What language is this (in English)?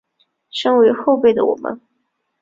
Chinese